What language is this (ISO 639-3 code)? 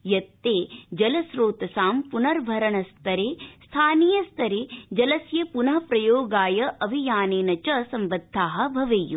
san